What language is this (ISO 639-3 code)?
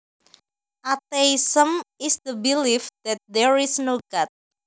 jav